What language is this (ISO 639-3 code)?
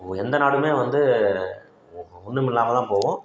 tam